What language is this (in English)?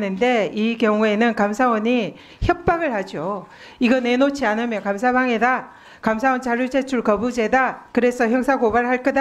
Korean